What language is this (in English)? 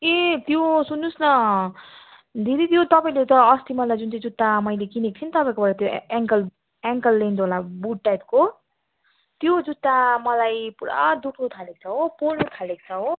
Nepali